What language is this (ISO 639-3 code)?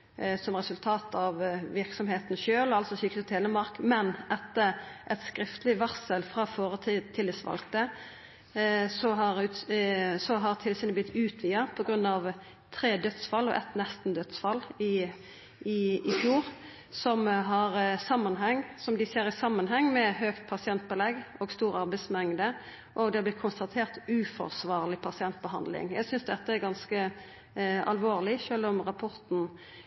nno